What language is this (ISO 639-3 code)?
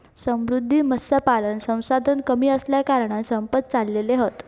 mar